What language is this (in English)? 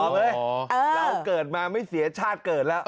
Thai